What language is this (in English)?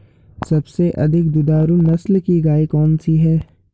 Hindi